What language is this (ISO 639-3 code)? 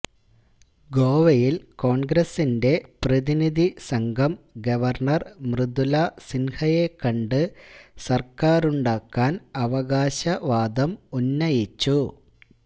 mal